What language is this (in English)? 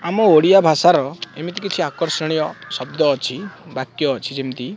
Odia